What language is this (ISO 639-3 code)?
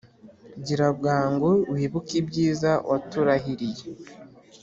kin